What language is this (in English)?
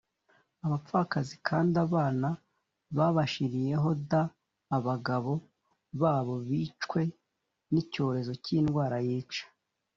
Kinyarwanda